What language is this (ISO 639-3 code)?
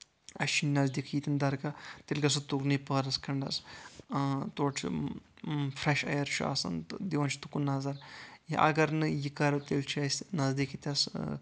kas